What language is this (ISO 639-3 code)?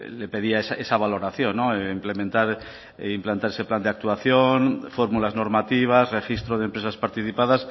spa